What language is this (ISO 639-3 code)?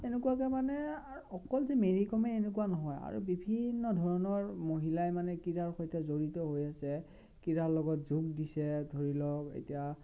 asm